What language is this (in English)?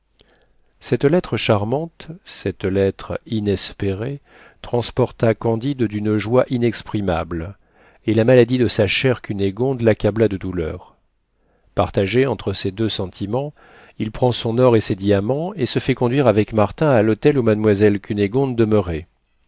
French